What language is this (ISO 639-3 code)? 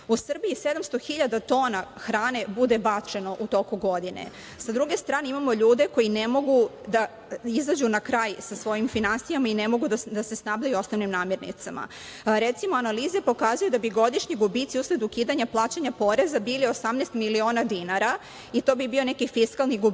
srp